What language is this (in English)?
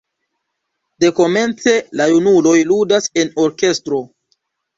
Esperanto